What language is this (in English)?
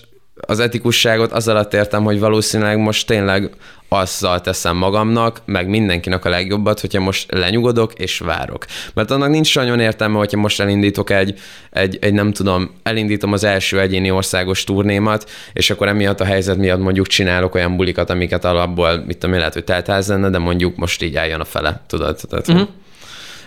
Hungarian